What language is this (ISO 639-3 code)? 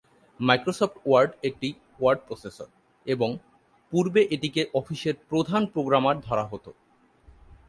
ben